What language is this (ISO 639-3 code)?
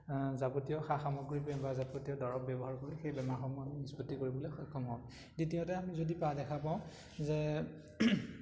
asm